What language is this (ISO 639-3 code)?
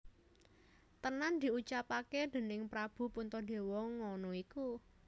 jav